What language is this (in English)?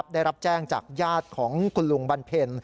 Thai